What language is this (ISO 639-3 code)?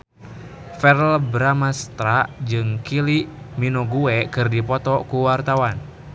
sun